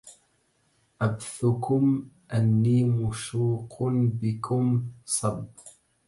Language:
Arabic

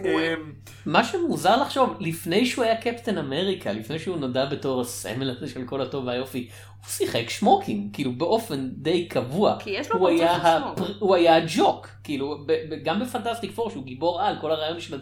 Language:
Hebrew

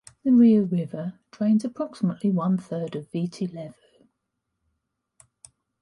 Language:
English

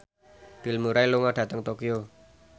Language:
Javanese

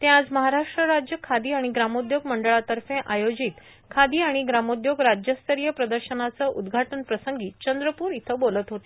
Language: Marathi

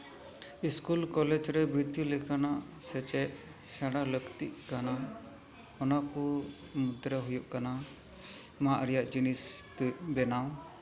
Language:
Santali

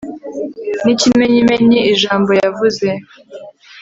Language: Kinyarwanda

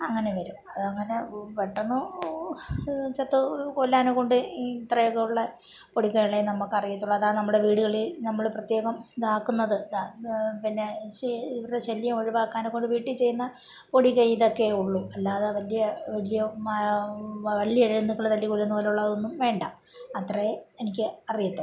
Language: Malayalam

